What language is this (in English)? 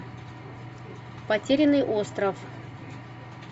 Russian